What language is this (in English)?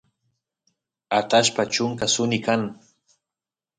Santiago del Estero Quichua